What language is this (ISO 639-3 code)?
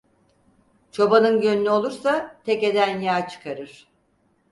tur